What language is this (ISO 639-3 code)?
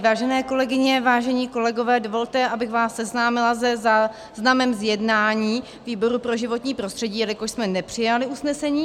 ces